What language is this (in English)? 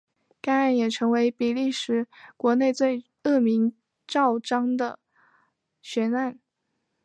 Chinese